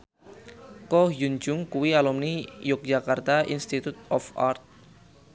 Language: Javanese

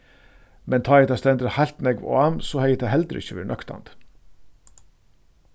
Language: Faroese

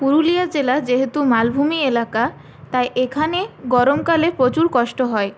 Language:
Bangla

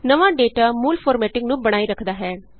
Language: Punjabi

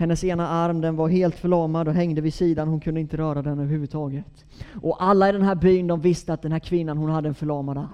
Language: Swedish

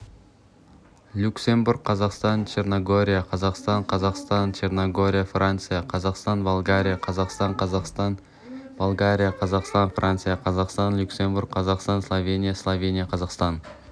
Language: Kazakh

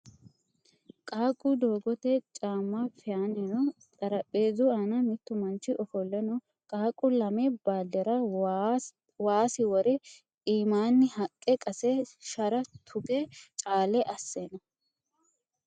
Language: Sidamo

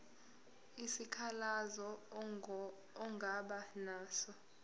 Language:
Zulu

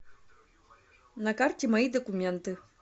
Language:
Russian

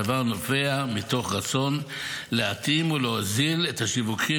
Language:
Hebrew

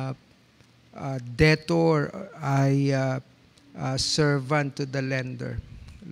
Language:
Filipino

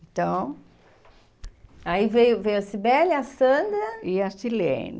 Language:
Portuguese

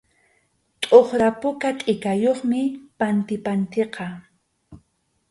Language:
Arequipa-La Unión Quechua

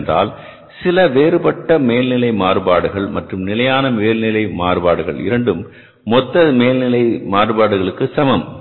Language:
Tamil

